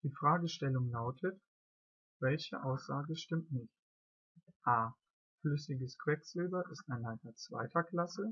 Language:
German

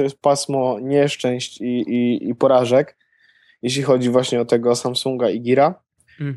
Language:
Polish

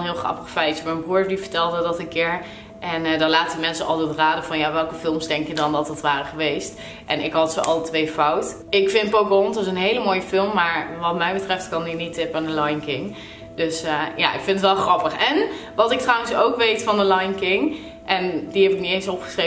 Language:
Dutch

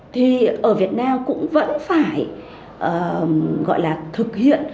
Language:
Vietnamese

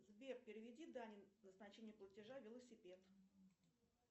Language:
Russian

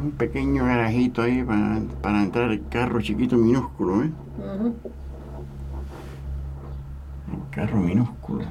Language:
Spanish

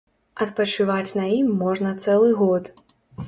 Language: Belarusian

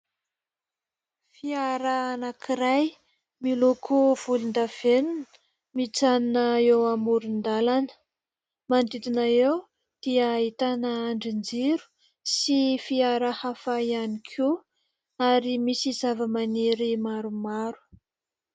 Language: Malagasy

